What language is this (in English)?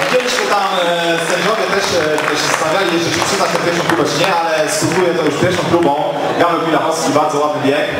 Polish